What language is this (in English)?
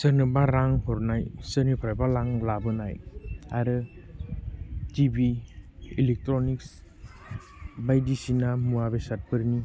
Bodo